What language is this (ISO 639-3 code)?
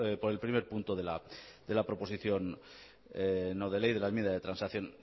spa